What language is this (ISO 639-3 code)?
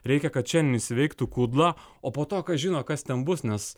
lit